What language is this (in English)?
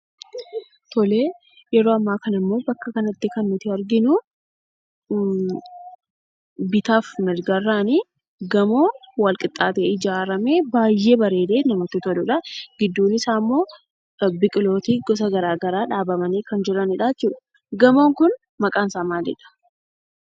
Oromo